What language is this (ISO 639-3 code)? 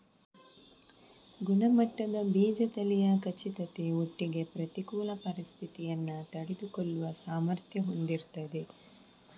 kan